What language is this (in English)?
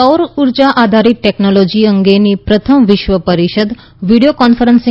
Gujarati